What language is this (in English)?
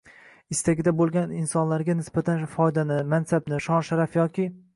Uzbek